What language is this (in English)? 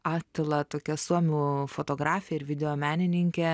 Lithuanian